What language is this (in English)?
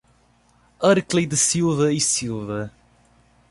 Portuguese